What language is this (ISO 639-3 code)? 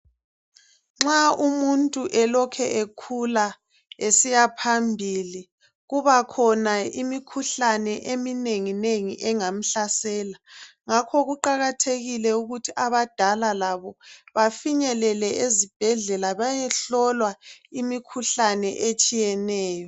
nde